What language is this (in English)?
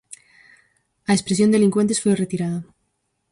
Galician